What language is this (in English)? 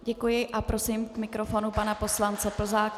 Czech